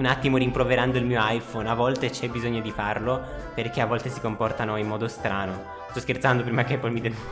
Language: Italian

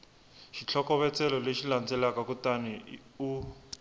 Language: Tsonga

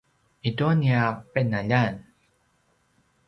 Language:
Paiwan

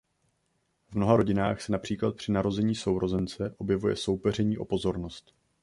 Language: Czech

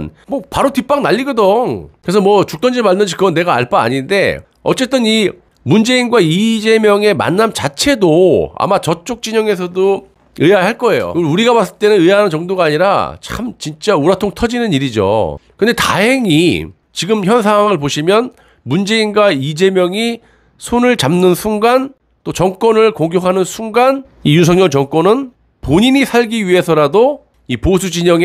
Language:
Korean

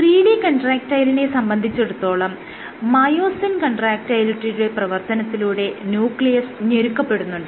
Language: Malayalam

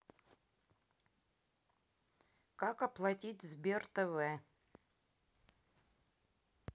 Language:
Russian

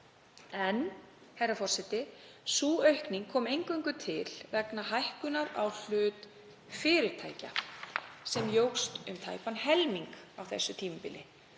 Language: Icelandic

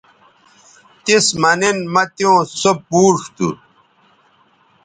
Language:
Bateri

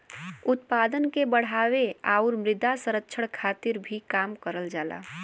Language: Bhojpuri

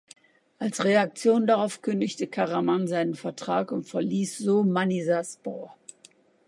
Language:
German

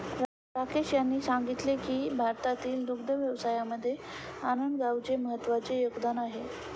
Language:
Marathi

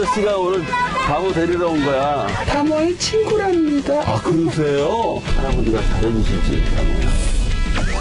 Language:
Korean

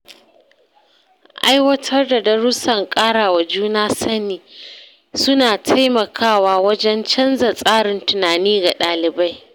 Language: Hausa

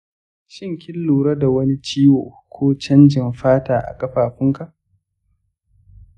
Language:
Hausa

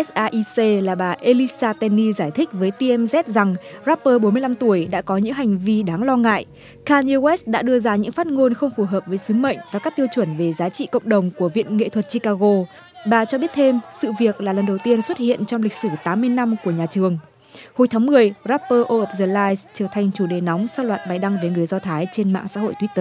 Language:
Vietnamese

